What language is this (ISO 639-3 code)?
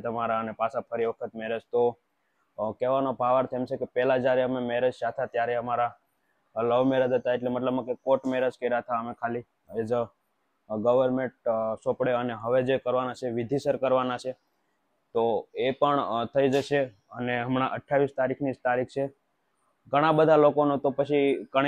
guj